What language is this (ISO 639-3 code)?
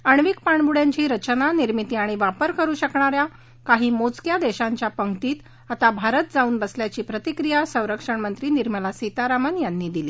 mar